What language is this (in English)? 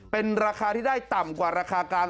Thai